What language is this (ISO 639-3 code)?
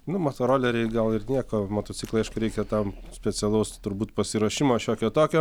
lit